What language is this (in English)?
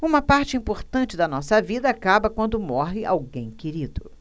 Portuguese